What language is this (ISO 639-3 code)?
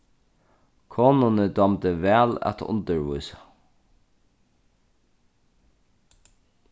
fao